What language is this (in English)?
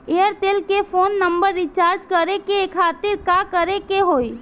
Bhojpuri